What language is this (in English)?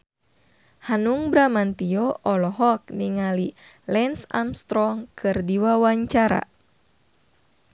Sundanese